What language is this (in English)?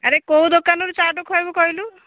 Odia